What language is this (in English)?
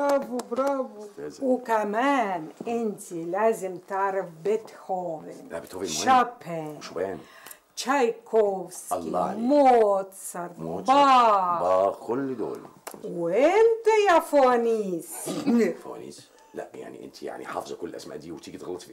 Arabic